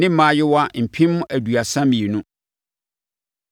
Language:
Akan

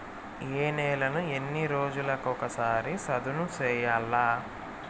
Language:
Telugu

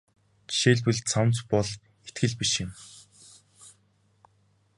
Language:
Mongolian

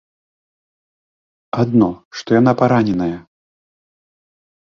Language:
Belarusian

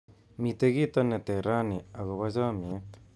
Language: Kalenjin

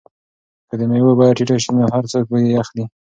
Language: Pashto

